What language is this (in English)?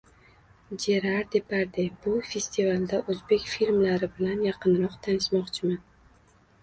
Uzbek